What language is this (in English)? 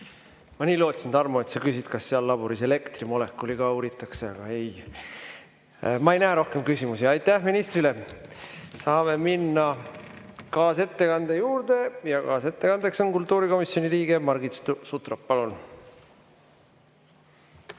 Estonian